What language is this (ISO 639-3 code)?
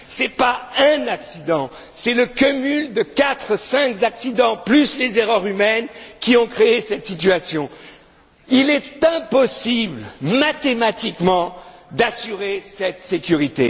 fra